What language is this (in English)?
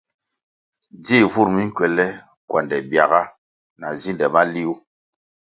Kwasio